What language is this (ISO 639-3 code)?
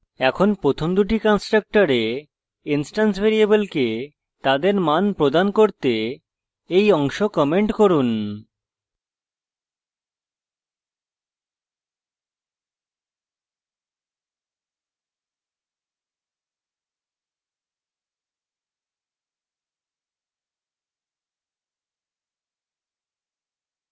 ben